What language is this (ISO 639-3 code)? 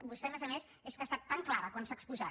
cat